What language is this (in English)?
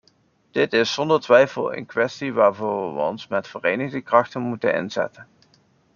Dutch